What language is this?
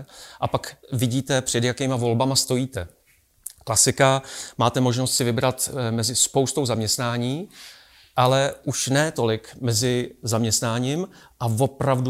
Czech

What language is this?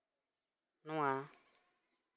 Santali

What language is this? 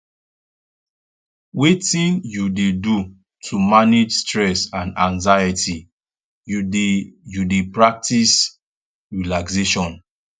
Nigerian Pidgin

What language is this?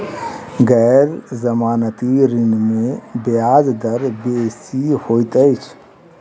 Maithili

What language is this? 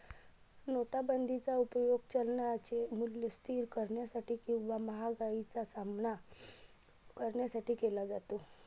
Marathi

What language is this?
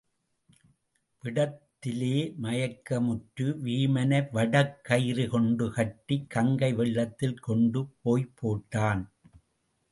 Tamil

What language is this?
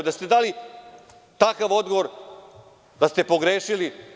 Serbian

